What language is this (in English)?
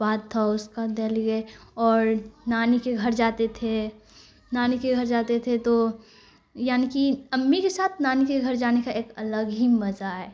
Urdu